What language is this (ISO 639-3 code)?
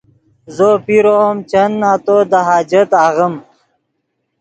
ydg